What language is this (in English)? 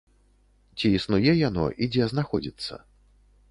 Belarusian